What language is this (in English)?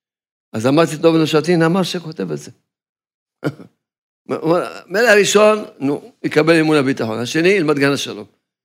Hebrew